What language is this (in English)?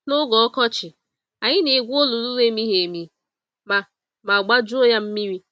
Igbo